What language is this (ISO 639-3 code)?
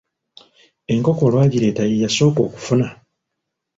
lug